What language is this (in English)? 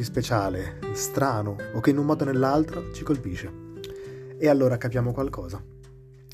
Italian